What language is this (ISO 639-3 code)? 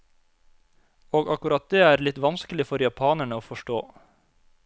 nor